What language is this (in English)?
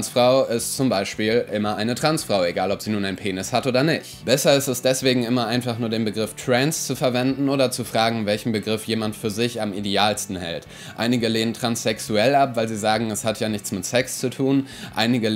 German